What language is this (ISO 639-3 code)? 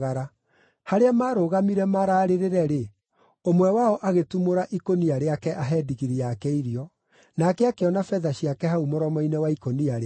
kik